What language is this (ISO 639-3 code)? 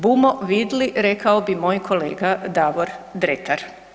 hrv